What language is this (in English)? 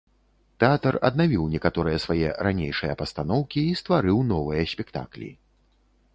Belarusian